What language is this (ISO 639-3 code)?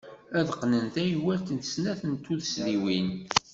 kab